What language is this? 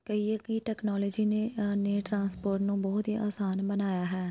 Punjabi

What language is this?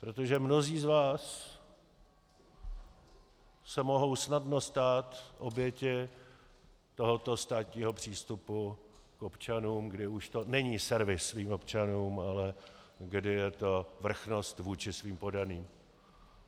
Czech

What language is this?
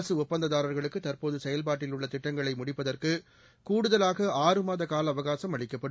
Tamil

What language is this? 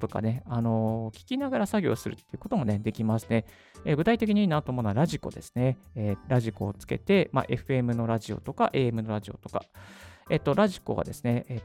Japanese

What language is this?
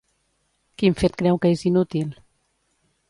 Catalan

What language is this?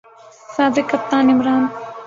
Urdu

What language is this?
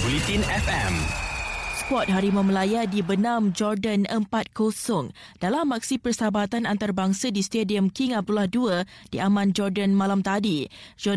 Malay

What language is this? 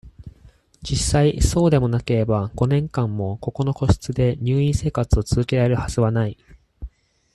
Japanese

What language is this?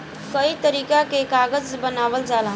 Bhojpuri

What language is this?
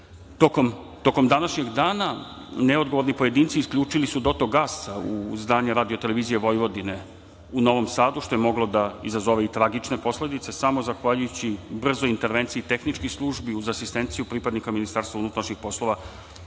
Serbian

